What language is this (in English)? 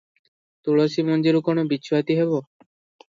Odia